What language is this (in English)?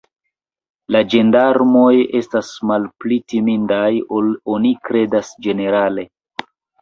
Esperanto